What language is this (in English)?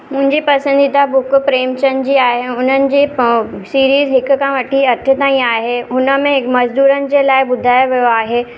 Sindhi